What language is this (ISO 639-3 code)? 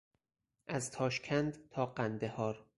fas